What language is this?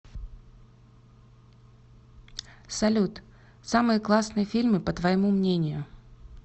Russian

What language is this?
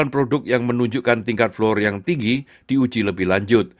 Indonesian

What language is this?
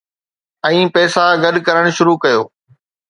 Sindhi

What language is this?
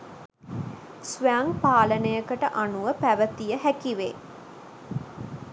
Sinhala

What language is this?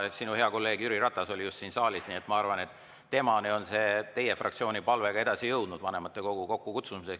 Estonian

